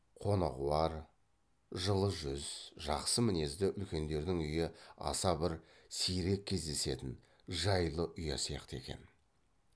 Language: Kazakh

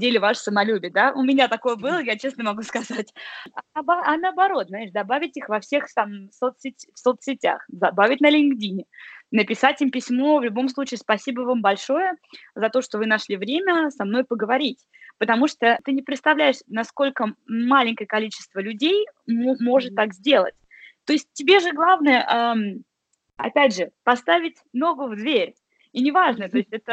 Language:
Russian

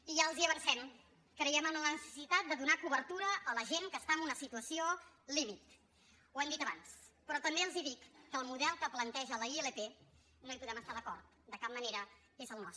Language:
Catalan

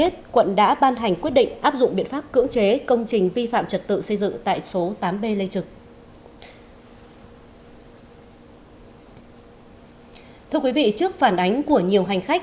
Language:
Vietnamese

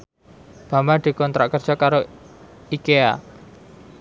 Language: Javanese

